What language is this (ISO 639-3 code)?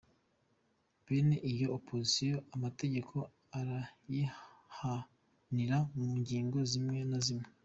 kin